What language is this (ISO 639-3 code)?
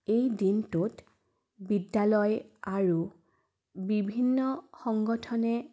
asm